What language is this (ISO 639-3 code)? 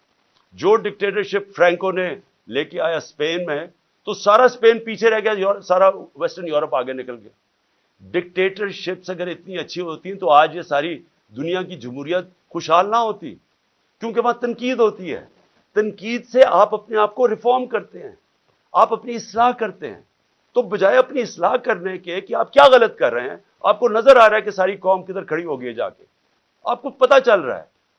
urd